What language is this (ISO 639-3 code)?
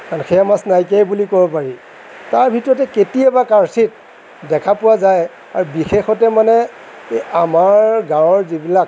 asm